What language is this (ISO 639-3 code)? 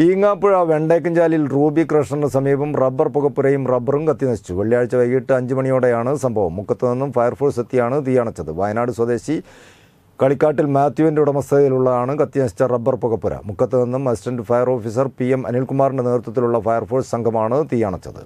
mal